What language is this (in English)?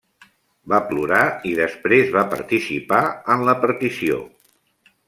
Catalan